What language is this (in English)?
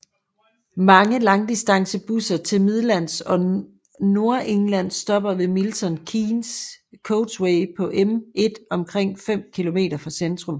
Danish